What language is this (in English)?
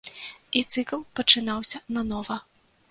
Belarusian